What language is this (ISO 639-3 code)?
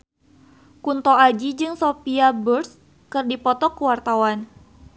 sun